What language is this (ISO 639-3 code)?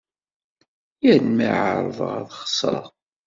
kab